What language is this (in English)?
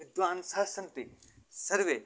Sanskrit